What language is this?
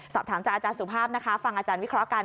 Thai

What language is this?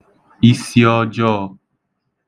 Igbo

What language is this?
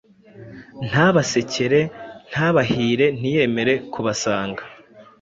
Kinyarwanda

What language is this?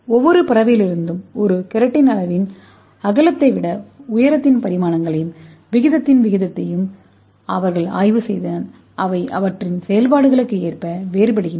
Tamil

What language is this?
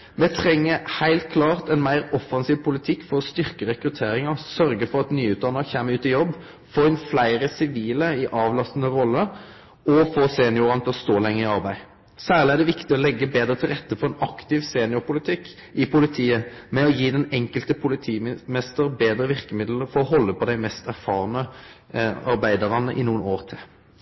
Norwegian Nynorsk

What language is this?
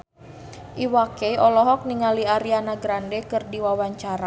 Sundanese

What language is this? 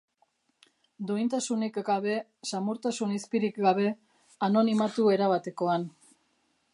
Basque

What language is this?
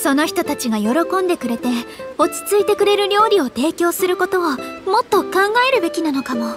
Japanese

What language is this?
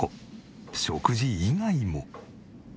Japanese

